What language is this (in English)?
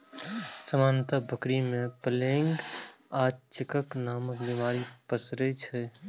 Maithili